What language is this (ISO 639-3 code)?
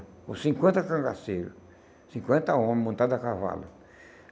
por